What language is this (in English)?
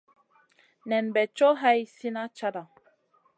Masana